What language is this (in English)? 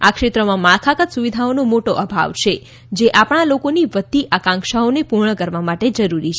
Gujarati